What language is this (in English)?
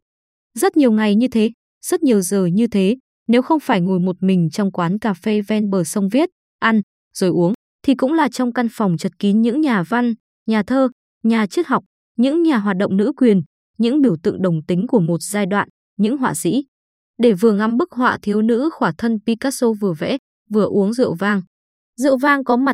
Vietnamese